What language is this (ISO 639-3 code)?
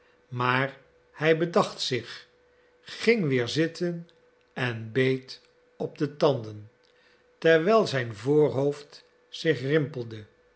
nld